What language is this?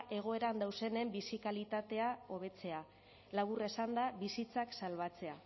Basque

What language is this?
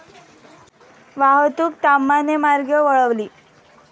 Marathi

